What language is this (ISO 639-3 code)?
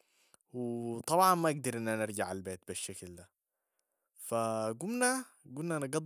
apd